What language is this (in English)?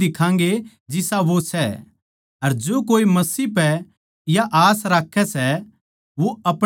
Haryanvi